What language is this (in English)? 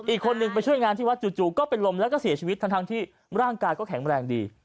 Thai